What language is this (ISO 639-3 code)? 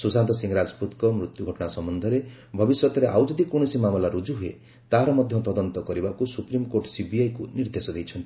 ori